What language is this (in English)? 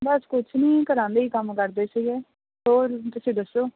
Punjabi